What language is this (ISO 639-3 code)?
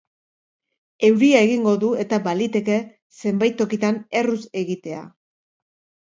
eus